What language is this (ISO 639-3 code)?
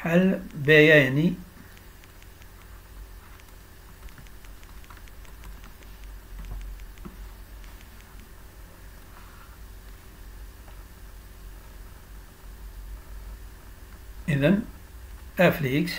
ara